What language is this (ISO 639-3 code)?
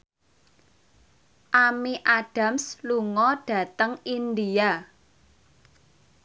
jav